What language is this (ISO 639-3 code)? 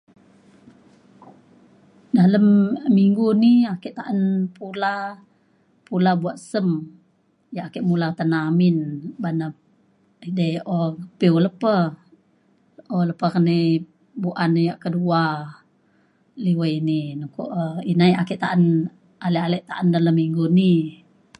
xkl